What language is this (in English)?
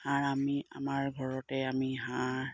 Assamese